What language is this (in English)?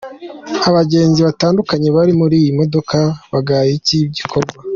Kinyarwanda